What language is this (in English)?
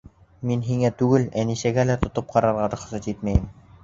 Bashkir